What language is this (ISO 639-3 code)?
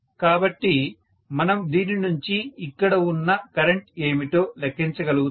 tel